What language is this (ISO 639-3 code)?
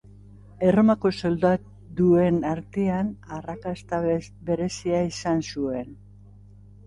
eus